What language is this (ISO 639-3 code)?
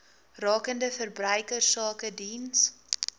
afr